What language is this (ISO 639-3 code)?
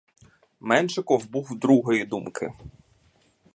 ukr